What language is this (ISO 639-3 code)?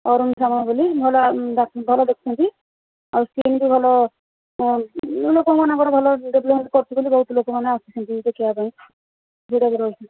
ori